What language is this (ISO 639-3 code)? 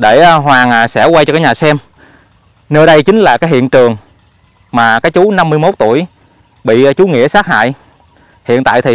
vie